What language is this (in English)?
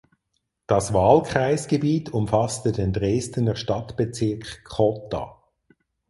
German